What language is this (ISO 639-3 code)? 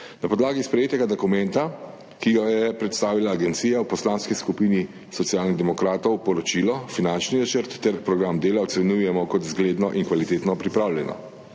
slv